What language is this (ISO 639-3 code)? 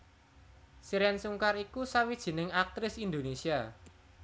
jav